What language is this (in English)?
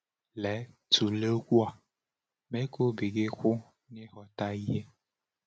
Igbo